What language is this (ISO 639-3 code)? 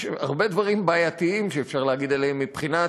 heb